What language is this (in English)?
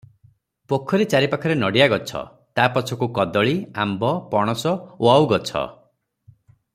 Odia